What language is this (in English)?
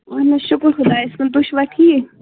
Kashmiri